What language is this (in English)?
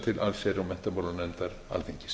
Icelandic